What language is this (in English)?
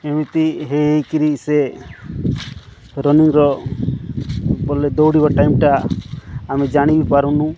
Odia